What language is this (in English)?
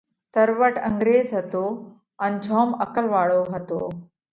Parkari Koli